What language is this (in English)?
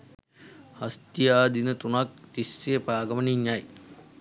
Sinhala